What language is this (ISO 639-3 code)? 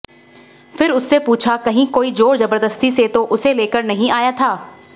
hin